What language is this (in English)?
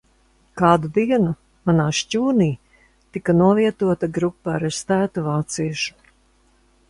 Latvian